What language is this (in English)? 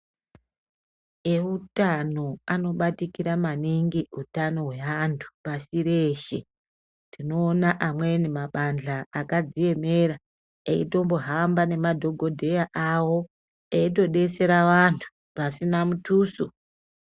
Ndau